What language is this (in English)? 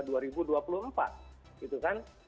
Indonesian